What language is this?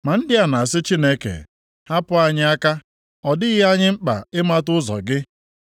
Igbo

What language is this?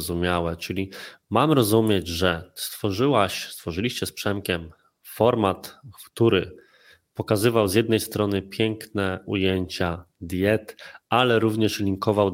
Polish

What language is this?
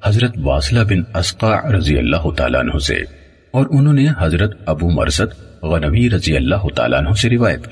Urdu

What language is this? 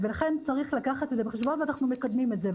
Hebrew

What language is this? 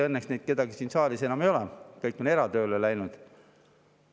Estonian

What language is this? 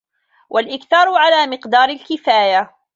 Arabic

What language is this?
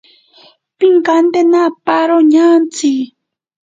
Ashéninka Perené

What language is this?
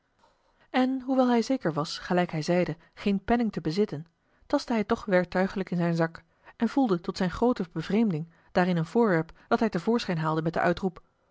Dutch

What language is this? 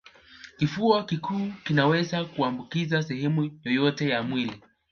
Swahili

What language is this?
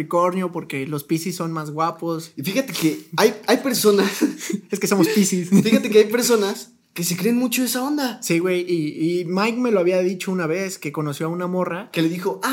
Spanish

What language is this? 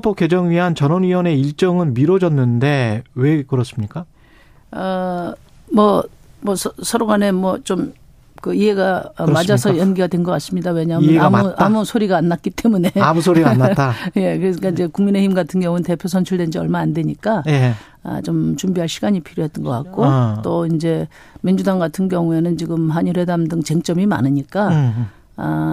Korean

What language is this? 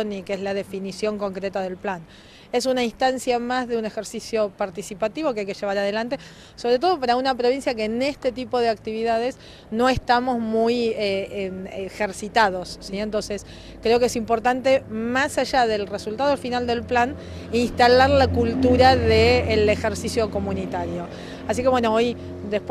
Spanish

